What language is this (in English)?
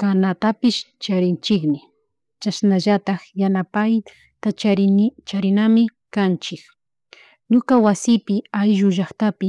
Chimborazo Highland Quichua